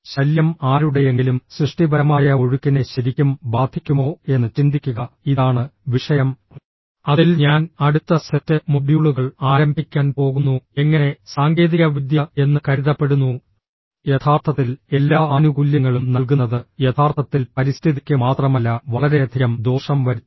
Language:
Malayalam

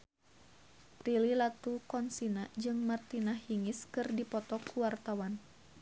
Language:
Sundanese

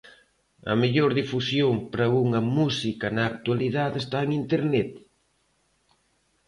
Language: Galician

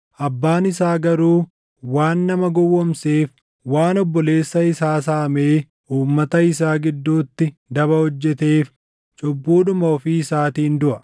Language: Oromo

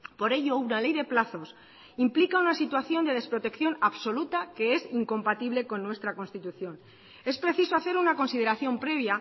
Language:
Spanish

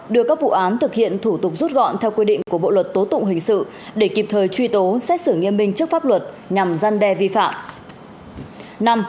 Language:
Vietnamese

